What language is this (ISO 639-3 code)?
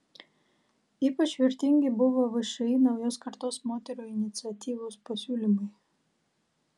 lit